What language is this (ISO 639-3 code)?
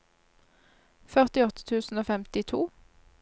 nor